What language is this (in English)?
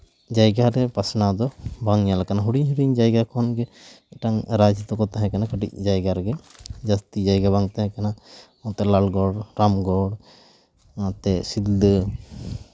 Santali